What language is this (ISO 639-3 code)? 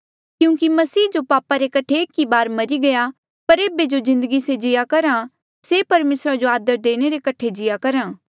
mjl